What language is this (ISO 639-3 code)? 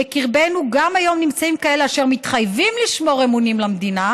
heb